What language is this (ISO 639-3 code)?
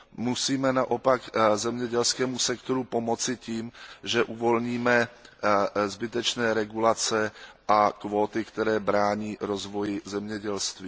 ces